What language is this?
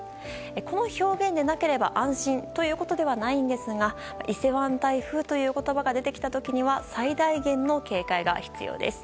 Japanese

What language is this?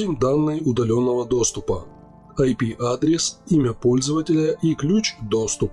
Russian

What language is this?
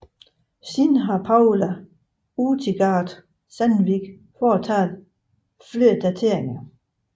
Danish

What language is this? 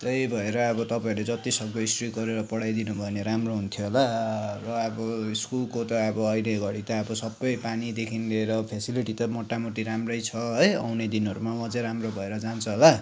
Nepali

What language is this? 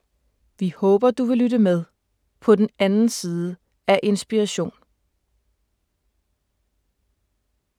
Danish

